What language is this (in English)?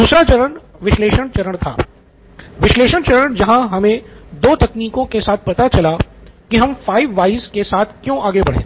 Hindi